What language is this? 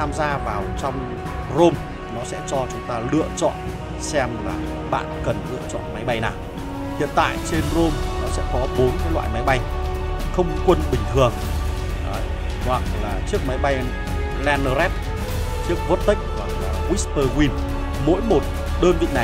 Vietnamese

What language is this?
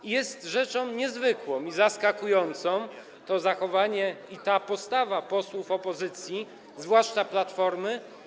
Polish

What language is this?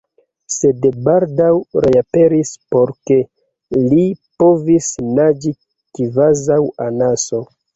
Esperanto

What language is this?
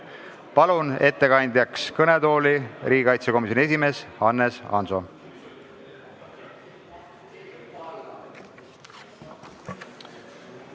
Estonian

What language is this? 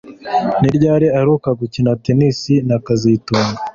Kinyarwanda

